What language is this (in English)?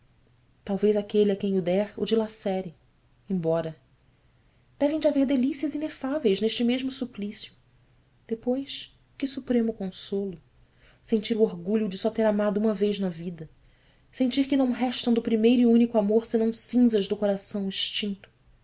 Portuguese